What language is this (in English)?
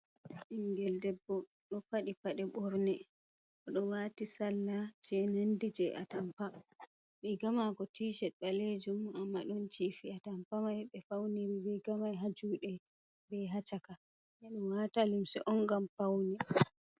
Fula